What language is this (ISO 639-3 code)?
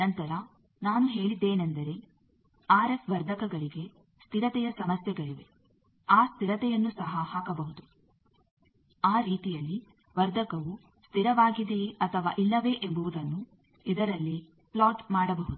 kan